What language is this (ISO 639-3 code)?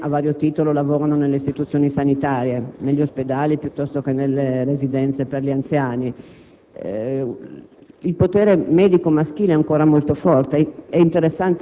ita